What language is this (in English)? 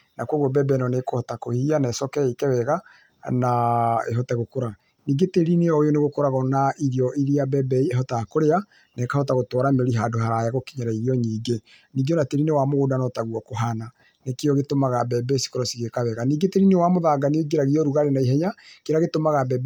Kikuyu